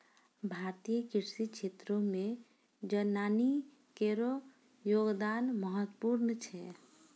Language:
Maithili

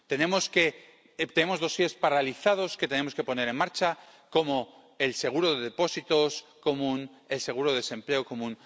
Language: Spanish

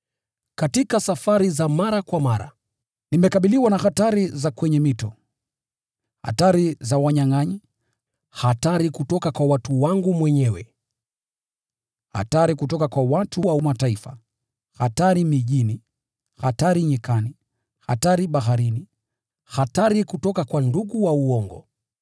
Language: Swahili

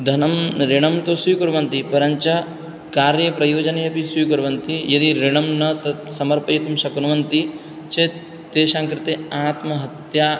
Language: Sanskrit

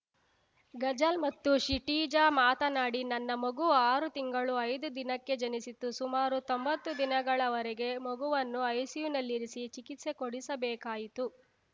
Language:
Kannada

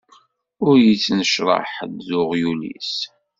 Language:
Kabyle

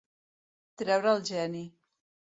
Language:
Catalan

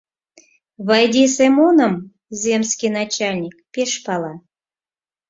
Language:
Mari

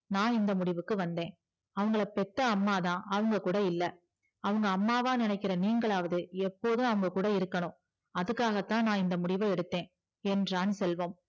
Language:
Tamil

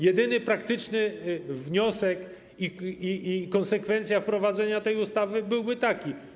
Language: Polish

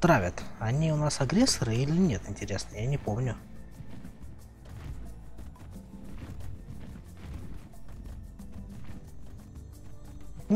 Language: Russian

